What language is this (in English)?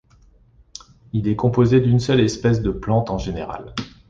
French